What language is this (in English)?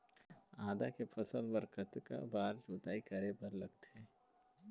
Chhattisgarhi